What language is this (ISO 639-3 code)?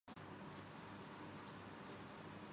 urd